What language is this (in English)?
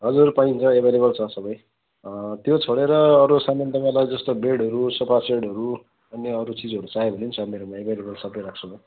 Nepali